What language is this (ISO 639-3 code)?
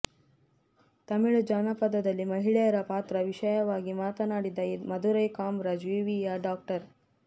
kan